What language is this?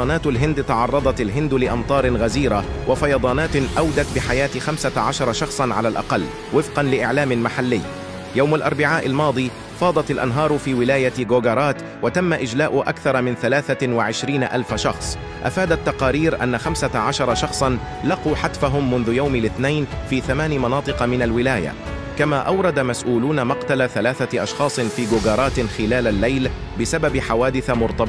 Arabic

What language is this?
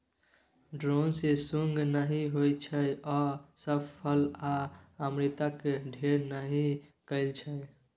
Maithili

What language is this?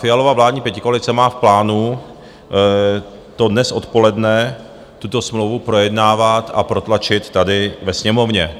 Czech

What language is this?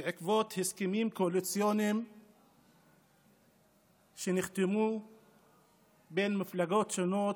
Hebrew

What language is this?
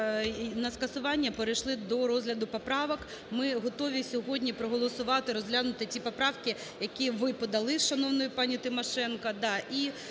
Ukrainian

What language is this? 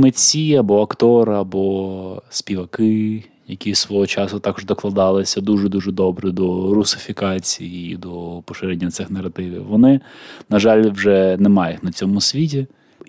Ukrainian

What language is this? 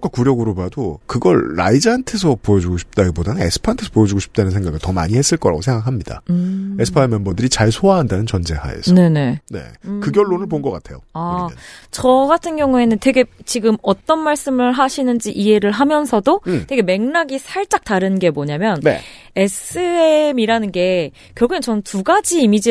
Korean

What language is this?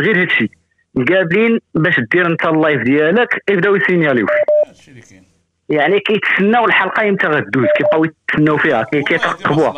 Arabic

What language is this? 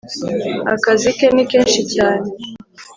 Kinyarwanda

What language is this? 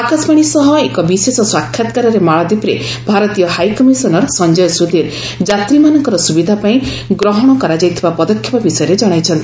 Odia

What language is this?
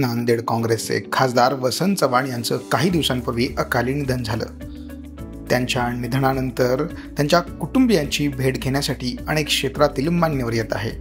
Marathi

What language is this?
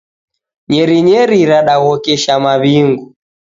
Taita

